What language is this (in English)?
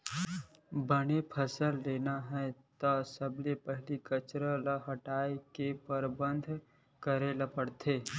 Chhattisgarhi